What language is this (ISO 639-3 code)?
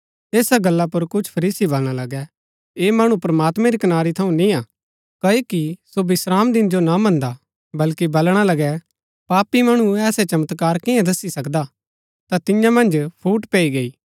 gbk